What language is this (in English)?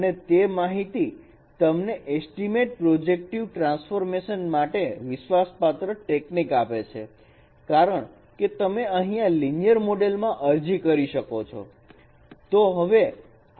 Gujarati